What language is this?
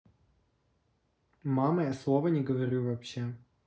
Russian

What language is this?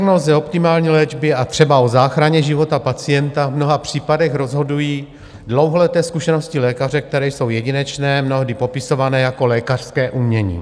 Czech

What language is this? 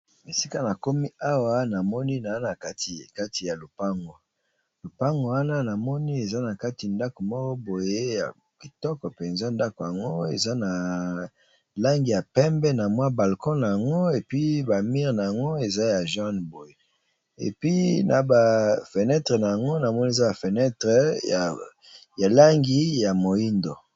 Lingala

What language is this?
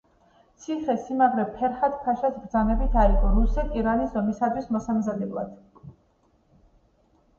Georgian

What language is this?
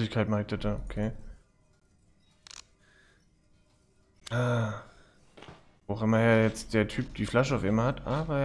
German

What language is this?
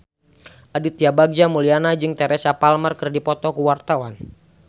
Sundanese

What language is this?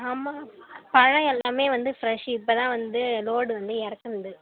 Tamil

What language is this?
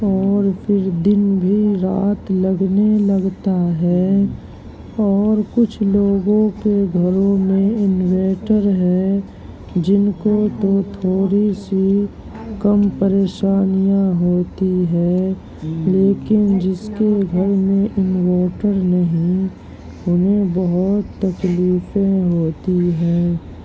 Urdu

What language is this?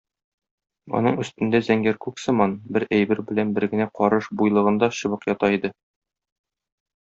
Tatar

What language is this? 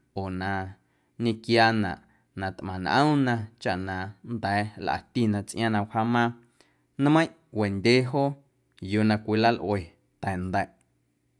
Guerrero Amuzgo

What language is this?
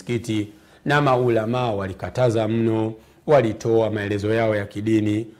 Swahili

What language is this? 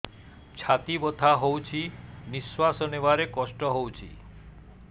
Odia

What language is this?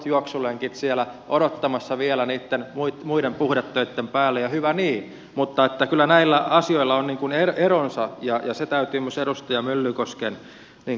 Finnish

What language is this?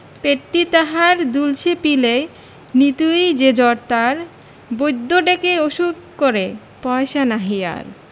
Bangla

